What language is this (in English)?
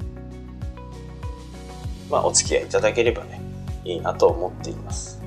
Japanese